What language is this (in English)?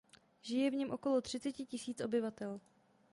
Czech